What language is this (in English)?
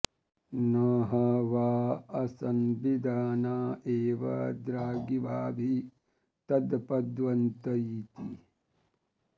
Sanskrit